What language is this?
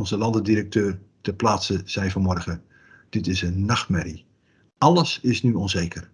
Dutch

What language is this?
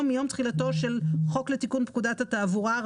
Hebrew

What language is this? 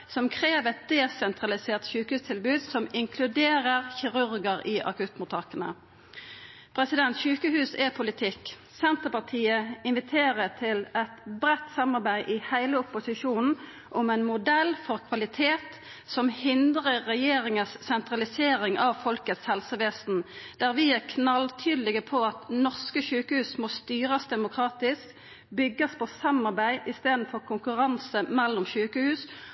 Norwegian Nynorsk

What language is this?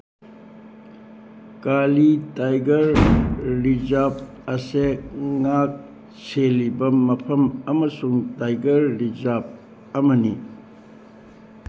Manipuri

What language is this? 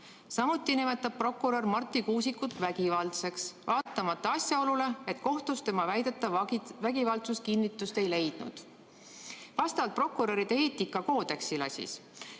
Estonian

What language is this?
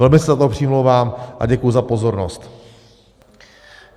Czech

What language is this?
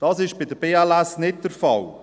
Swiss German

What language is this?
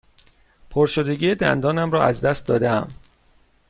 Persian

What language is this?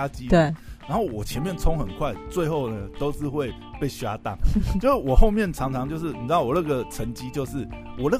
Chinese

